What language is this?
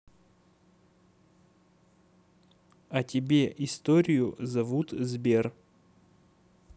Russian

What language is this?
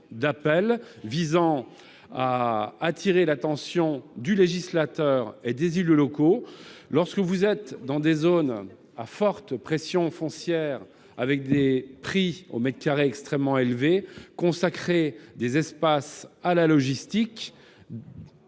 French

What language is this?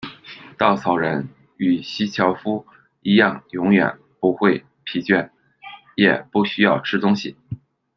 Chinese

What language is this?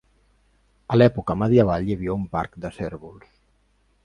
Catalan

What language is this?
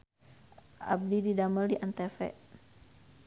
Sundanese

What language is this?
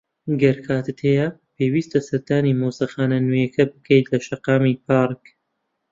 Central Kurdish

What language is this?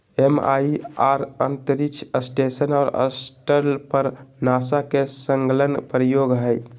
Magahi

